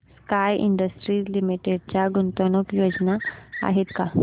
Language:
Marathi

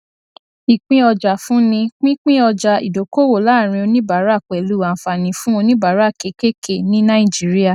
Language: Yoruba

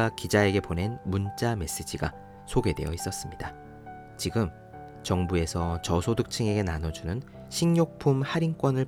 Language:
Korean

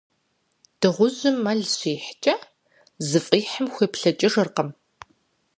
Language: Kabardian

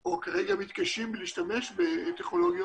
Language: Hebrew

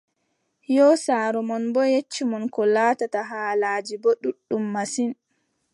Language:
Adamawa Fulfulde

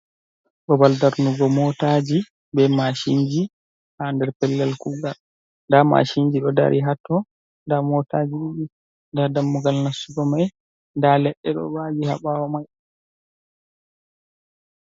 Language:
Fula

